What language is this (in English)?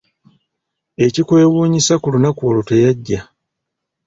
Ganda